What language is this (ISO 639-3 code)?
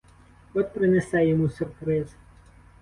ukr